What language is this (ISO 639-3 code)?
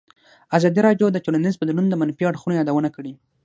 pus